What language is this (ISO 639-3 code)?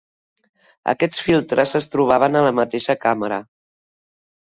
cat